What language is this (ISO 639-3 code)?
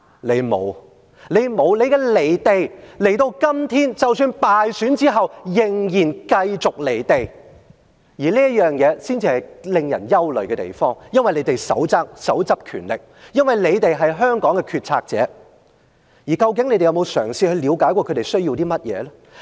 yue